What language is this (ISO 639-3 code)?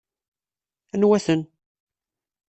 kab